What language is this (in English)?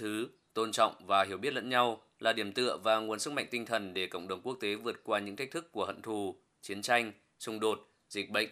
Vietnamese